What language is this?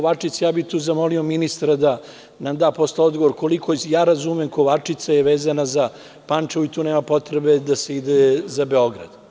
Serbian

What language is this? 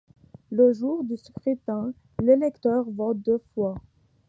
French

